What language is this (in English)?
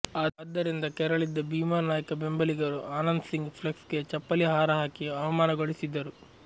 Kannada